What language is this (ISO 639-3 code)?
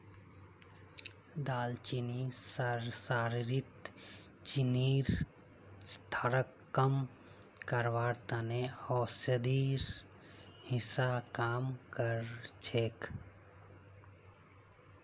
mag